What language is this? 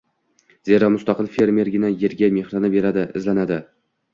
Uzbek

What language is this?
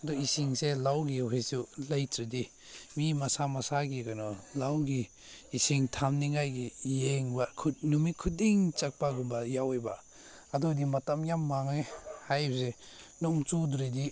Manipuri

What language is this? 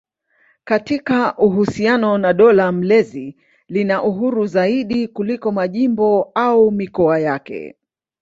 Swahili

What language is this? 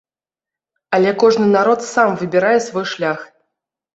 Belarusian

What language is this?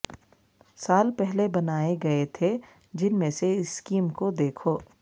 Urdu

